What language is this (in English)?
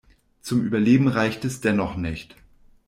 German